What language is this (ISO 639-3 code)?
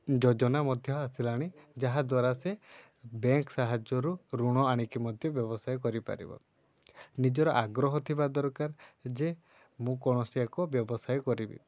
ori